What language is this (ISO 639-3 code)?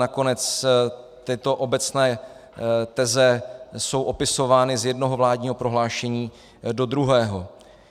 ces